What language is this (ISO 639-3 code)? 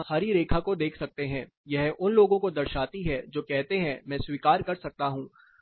hin